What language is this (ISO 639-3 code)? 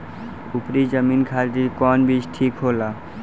bho